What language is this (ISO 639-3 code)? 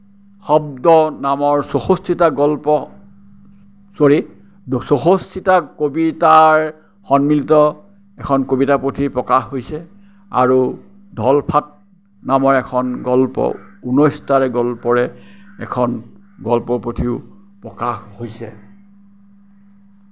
asm